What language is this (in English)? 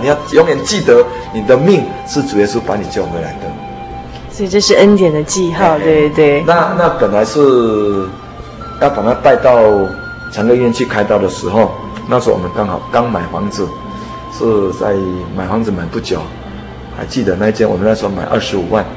Chinese